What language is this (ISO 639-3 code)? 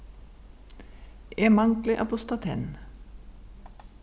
fao